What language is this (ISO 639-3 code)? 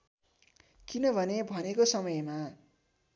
nep